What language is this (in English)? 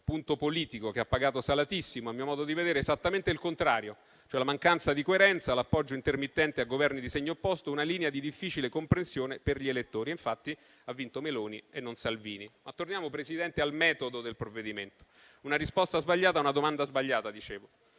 Italian